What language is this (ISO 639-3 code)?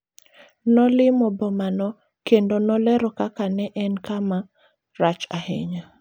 luo